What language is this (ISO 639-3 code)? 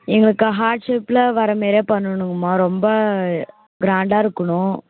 tam